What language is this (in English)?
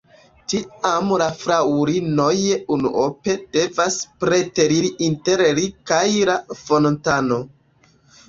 Esperanto